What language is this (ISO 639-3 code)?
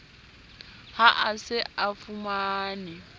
sot